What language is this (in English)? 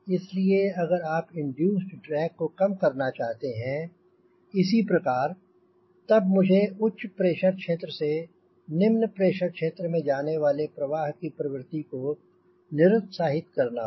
Hindi